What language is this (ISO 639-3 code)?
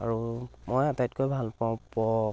asm